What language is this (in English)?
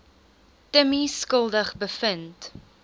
Afrikaans